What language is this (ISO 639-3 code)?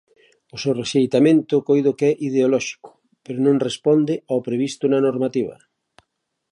glg